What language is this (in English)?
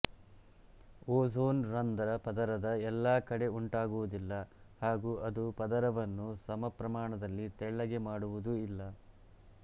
Kannada